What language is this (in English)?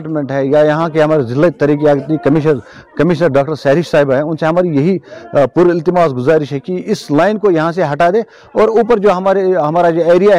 Urdu